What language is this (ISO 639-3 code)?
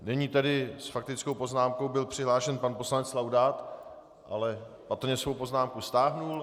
ces